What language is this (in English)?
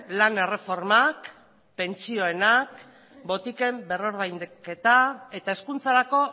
Basque